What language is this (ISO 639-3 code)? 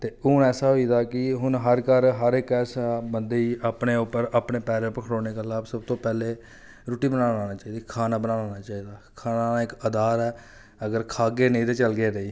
doi